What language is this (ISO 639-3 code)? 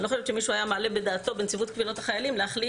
heb